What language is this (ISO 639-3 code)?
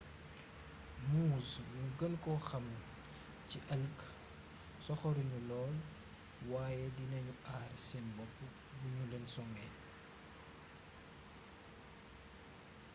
wol